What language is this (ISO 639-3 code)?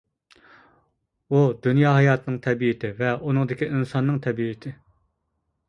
uig